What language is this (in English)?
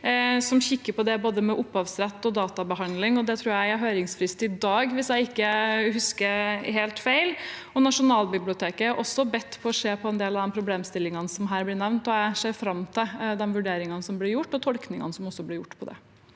Norwegian